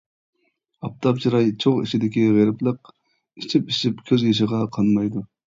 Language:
Uyghur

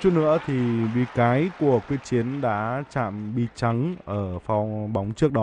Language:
Vietnamese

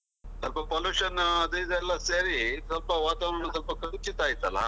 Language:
Kannada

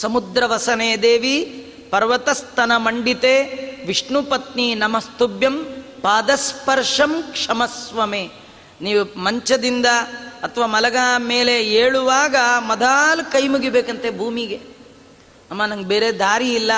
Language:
Kannada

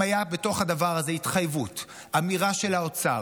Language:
Hebrew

